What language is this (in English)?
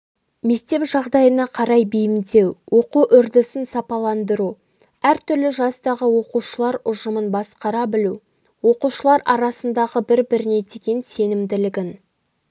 Kazakh